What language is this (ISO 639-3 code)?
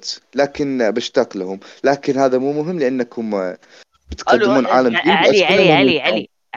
ara